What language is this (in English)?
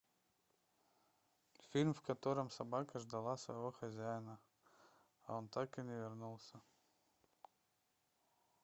Russian